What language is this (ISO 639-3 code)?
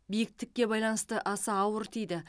kaz